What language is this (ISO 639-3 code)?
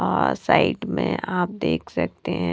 hin